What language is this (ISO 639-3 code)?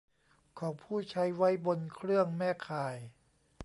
tha